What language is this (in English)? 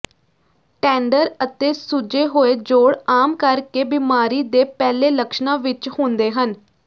Punjabi